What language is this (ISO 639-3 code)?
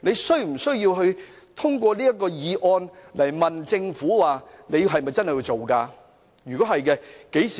yue